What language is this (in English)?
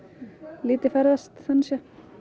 Icelandic